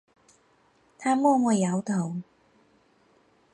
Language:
Chinese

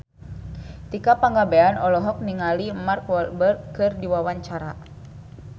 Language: Sundanese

